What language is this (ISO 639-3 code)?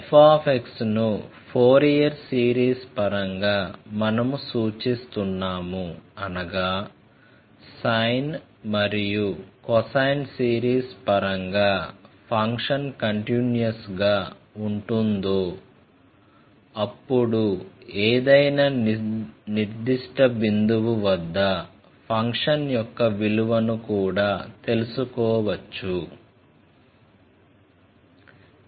tel